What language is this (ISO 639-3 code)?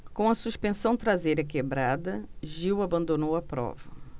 por